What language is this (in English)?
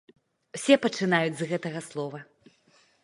Belarusian